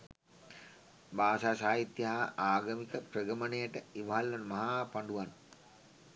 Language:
Sinhala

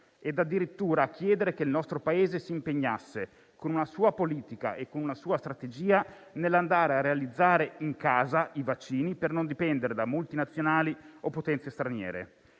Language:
Italian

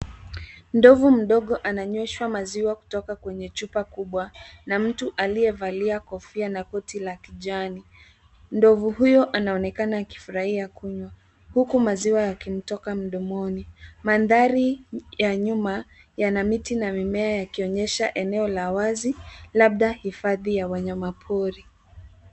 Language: Swahili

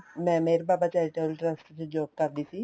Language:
Punjabi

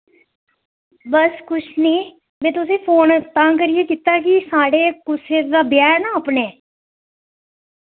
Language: Dogri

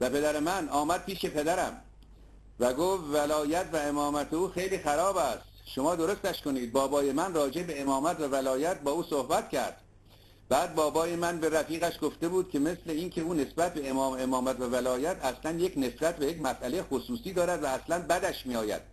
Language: Persian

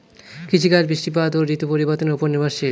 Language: Bangla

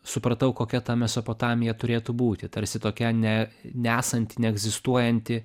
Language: Lithuanian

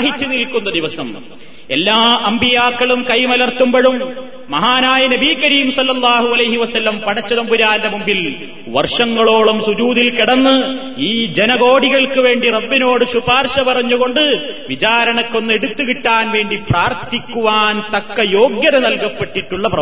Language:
Malayalam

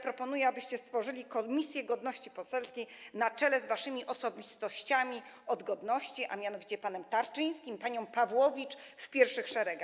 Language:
Polish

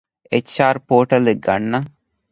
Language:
Divehi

